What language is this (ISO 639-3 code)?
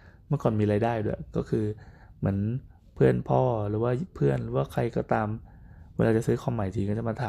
tha